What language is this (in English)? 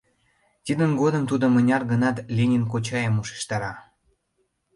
Mari